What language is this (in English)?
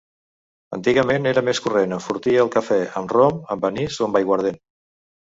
Catalan